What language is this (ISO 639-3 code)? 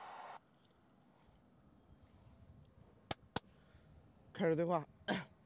zho